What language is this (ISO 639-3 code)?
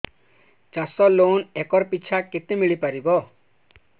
ori